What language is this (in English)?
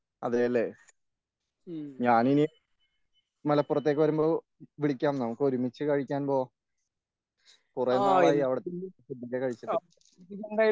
Malayalam